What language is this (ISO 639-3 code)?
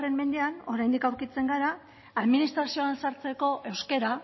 eus